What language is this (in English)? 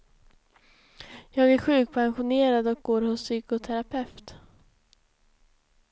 Swedish